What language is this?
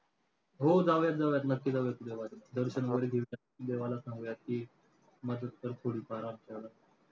Marathi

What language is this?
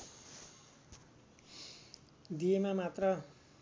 Nepali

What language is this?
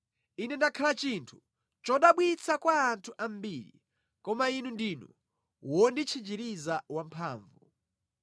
Nyanja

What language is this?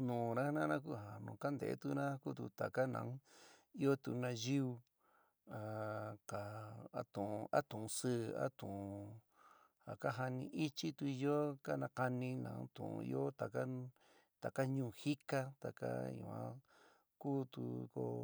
San Miguel El Grande Mixtec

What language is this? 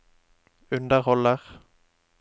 Norwegian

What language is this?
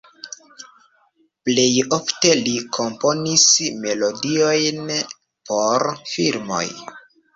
Esperanto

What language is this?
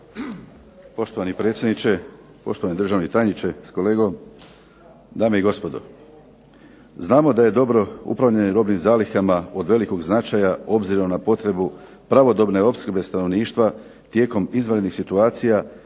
Croatian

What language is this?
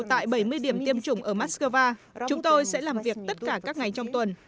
Vietnamese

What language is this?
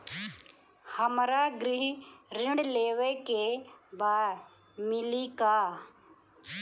Bhojpuri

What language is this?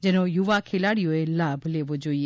Gujarati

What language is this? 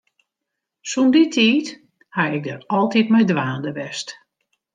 Western Frisian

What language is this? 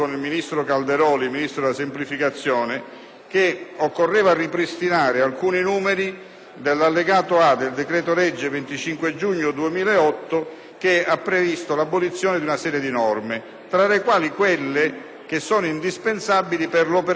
Italian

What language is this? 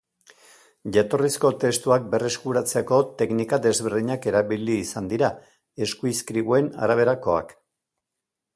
Basque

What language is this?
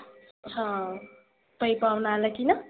Marathi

